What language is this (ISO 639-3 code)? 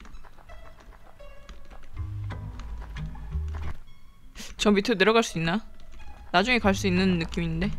kor